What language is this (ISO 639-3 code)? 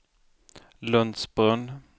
swe